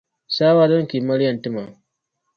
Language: Dagbani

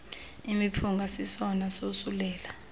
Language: Xhosa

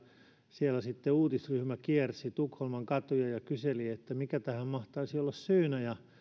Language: Finnish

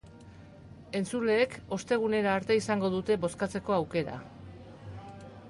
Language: Basque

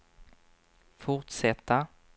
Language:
Swedish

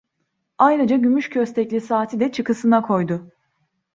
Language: Turkish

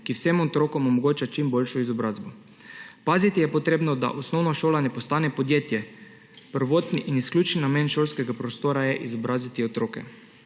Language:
Slovenian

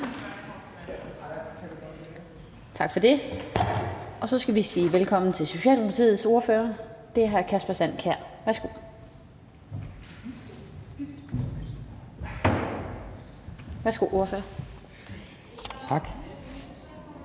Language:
Danish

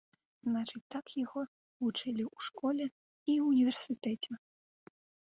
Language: Belarusian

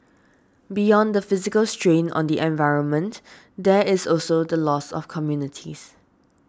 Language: English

